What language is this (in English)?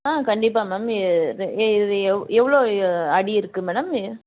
Tamil